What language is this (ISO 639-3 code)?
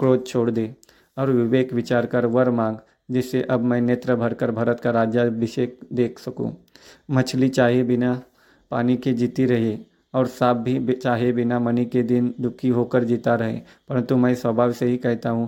hin